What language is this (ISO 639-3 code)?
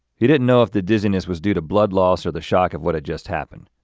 eng